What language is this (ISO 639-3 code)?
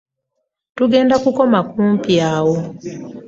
lug